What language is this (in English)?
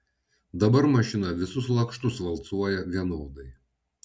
Lithuanian